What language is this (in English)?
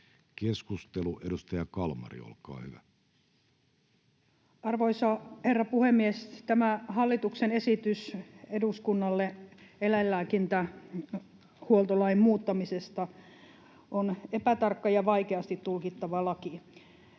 Finnish